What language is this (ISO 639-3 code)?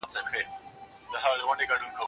pus